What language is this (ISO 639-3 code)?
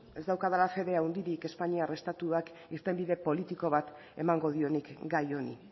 eus